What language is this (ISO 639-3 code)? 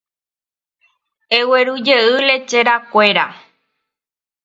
grn